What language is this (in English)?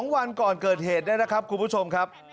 Thai